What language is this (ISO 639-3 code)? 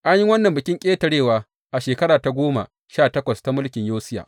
hau